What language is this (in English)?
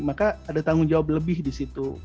Indonesian